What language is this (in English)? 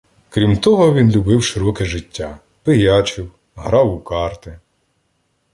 Ukrainian